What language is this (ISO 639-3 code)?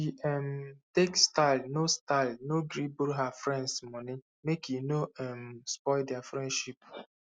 pcm